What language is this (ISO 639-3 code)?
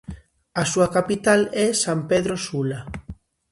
glg